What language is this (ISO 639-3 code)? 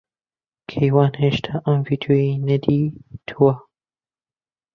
ckb